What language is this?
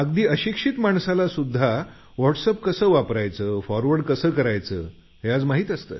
Marathi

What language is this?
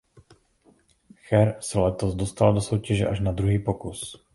Czech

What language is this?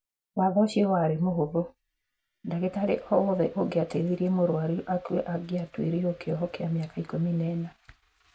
Kikuyu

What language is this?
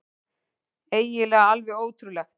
Icelandic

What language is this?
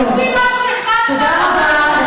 Hebrew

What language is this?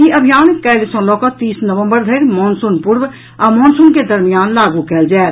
Maithili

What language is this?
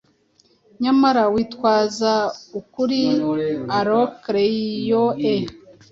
Kinyarwanda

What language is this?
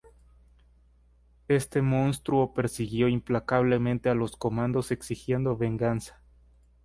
Spanish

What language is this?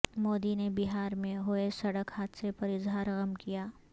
Urdu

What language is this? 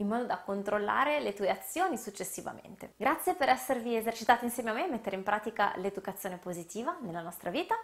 Italian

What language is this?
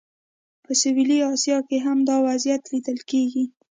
Pashto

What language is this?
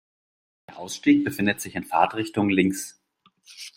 German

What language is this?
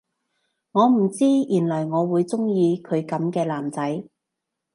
Cantonese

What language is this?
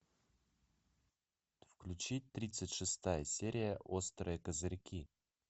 Russian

